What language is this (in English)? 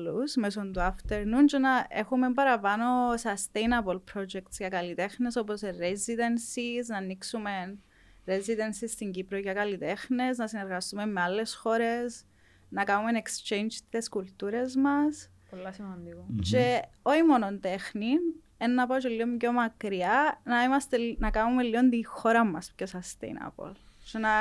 Greek